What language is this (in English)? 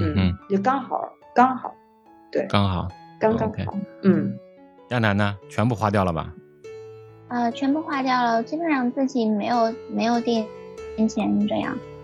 Chinese